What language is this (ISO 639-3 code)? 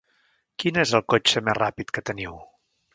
cat